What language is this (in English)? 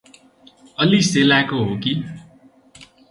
Nepali